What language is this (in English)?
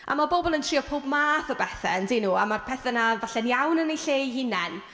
Welsh